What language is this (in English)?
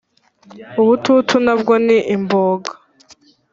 Kinyarwanda